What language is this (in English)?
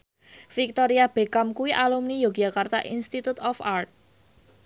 Javanese